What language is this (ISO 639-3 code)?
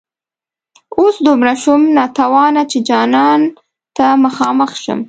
pus